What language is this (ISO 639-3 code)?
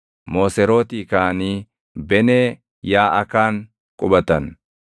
orm